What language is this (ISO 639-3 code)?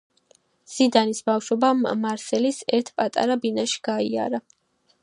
kat